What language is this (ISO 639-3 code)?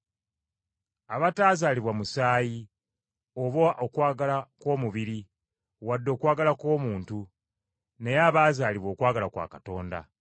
lug